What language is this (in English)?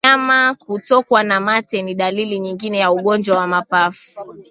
Swahili